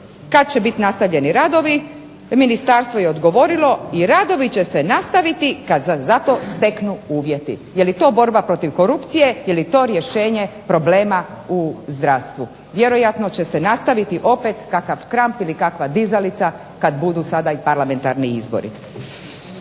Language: Croatian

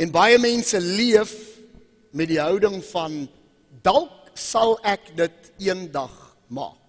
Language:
Dutch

